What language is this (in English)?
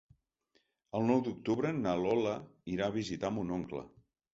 Catalan